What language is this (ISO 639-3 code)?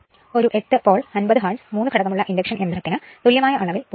mal